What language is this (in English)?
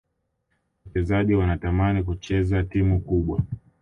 Swahili